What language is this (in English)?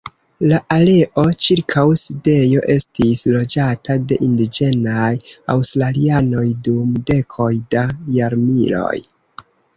Esperanto